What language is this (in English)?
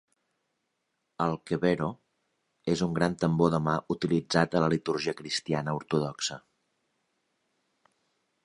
Catalan